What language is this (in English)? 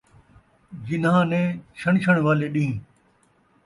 Saraiki